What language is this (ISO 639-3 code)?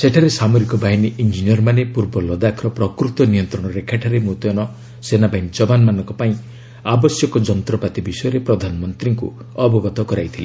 ori